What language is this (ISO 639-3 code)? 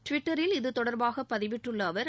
tam